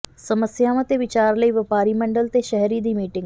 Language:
Punjabi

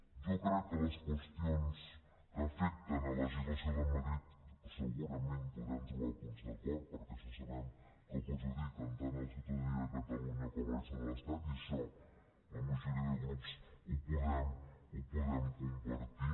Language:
Catalan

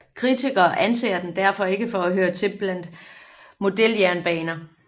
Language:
Danish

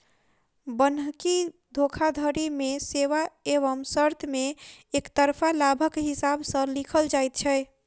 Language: Maithili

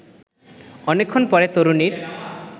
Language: Bangla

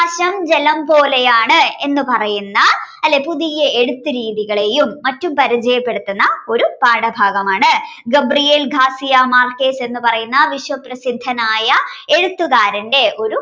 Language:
Malayalam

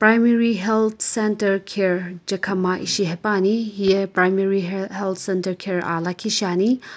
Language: Sumi Naga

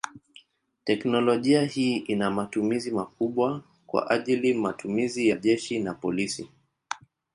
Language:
Swahili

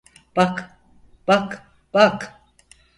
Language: Turkish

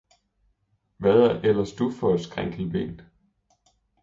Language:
Danish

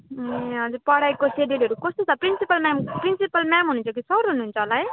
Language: Nepali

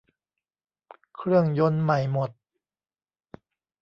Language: Thai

